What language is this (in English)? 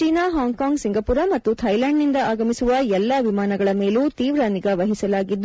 Kannada